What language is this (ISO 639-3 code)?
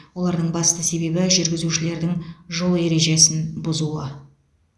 kaz